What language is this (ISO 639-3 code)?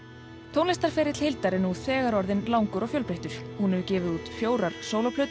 isl